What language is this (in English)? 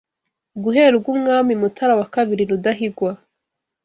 Kinyarwanda